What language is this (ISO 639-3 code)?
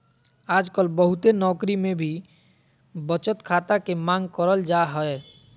mag